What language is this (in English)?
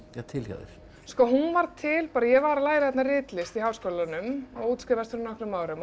Icelandic